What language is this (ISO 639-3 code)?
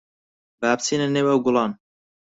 ckb